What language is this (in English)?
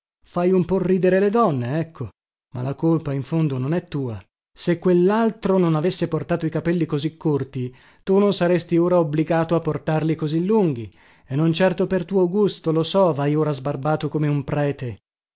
Italian